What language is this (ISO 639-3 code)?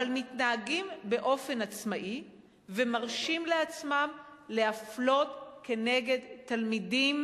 heb